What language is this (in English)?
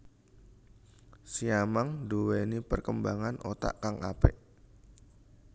Javanese